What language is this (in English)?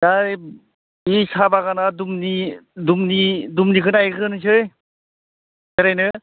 Bodo